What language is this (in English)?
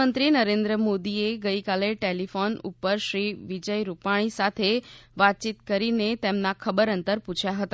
Gujarati